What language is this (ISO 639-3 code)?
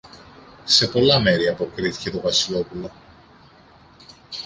ell